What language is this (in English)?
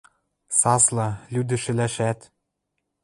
Western Mari